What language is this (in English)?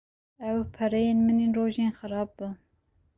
Kurdish